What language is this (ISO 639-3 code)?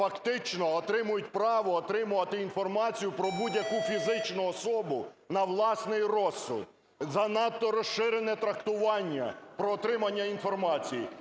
ukr